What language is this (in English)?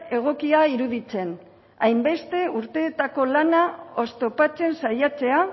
Basque